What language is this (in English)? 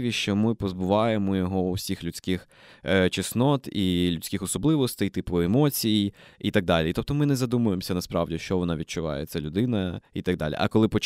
Ukrainian